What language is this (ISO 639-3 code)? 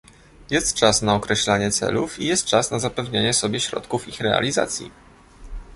pol